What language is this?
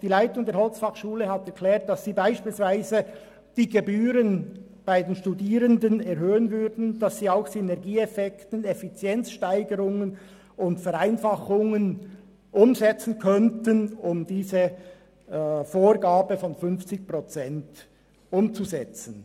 Swiss German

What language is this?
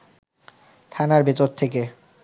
Bangla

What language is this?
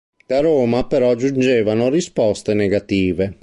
Italian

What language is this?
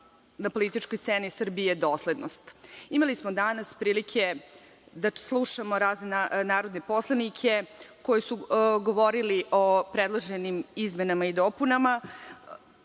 Serbian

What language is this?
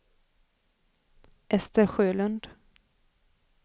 Swedish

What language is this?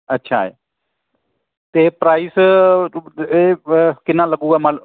Punjabi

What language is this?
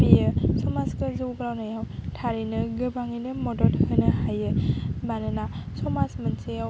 Bodo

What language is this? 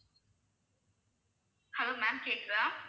Tamil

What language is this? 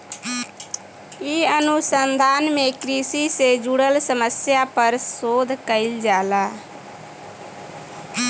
Bhojpuri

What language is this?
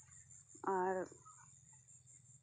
Santali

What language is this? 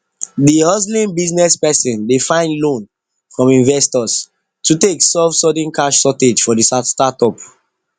Nigerian Pidgin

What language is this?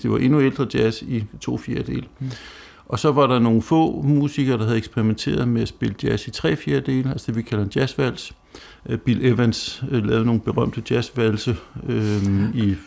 Danish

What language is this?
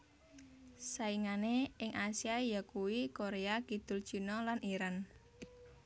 Javanese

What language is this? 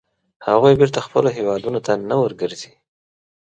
Pashto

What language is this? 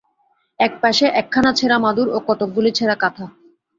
Bangla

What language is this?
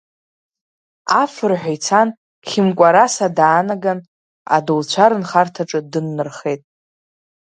Abkhazian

